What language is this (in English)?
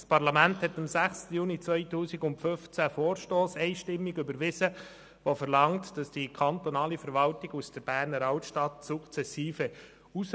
Swiss German